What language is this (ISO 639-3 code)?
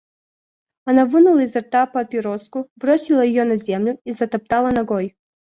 rus